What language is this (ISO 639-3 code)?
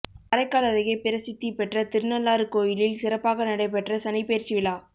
tam